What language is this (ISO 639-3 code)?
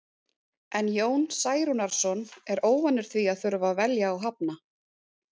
isl